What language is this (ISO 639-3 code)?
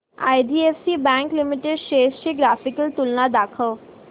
mar